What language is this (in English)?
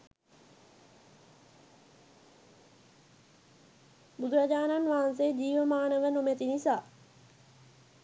Sinhala